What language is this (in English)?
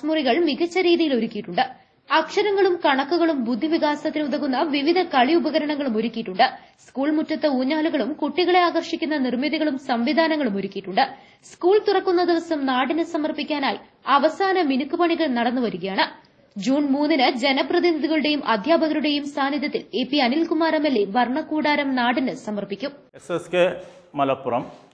Malayalam